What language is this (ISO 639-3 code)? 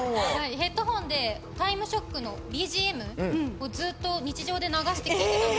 jpn